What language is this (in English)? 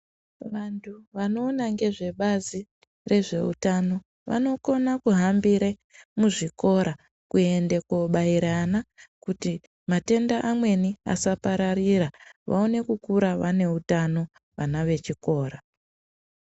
Ndau